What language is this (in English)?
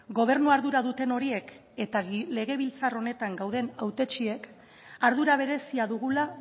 Basque